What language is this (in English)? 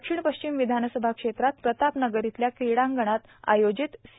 Marathi